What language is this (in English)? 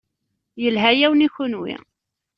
Kabyle